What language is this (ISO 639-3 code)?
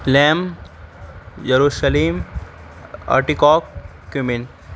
urd